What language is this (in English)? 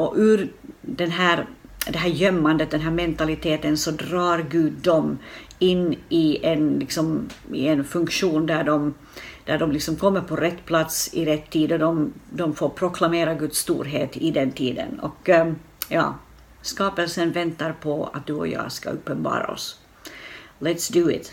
Swedish